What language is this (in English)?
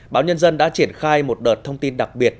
Vietnamese